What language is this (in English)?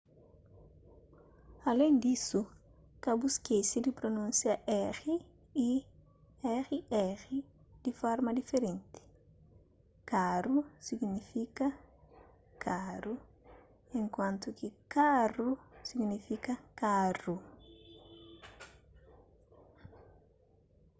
Kabuverdianu